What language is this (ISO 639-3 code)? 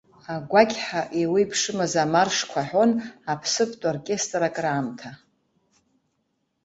abk